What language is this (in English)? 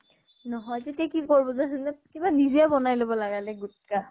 Assamese